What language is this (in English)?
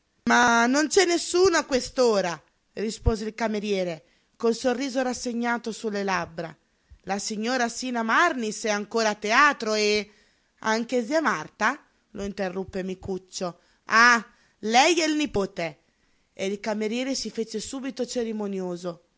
Italian